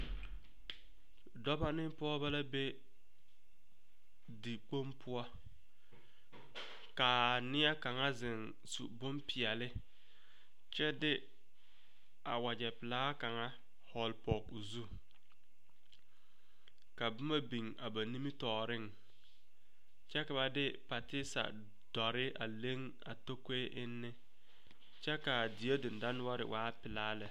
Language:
Southern Dagaare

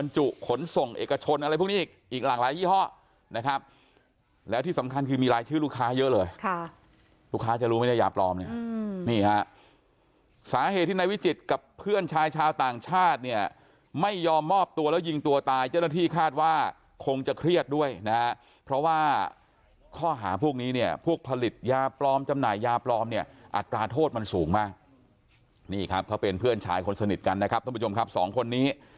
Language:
Thai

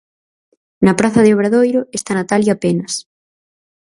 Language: Galician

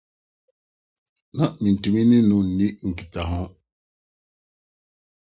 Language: Akan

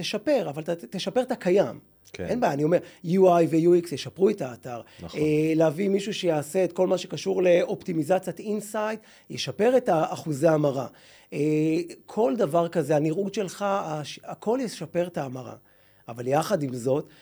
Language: Hebrew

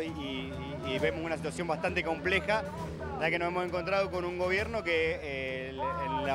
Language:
Spanish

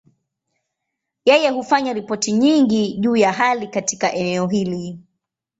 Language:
Swahili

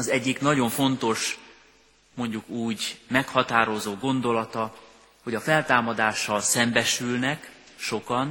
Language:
Hungarian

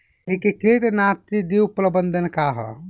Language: Bhojpuri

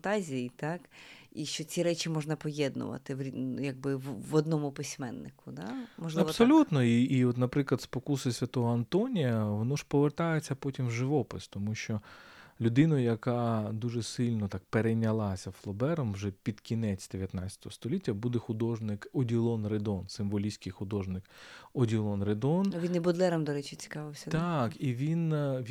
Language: Ukrainian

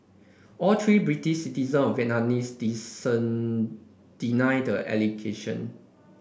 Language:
English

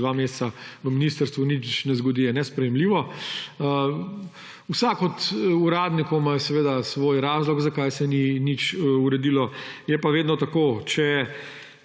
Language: Slovenian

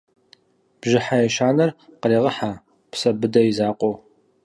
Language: Kabardian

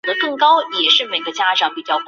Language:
Chinese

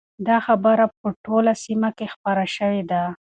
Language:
Pashto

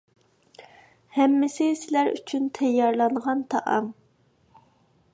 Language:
Uyghur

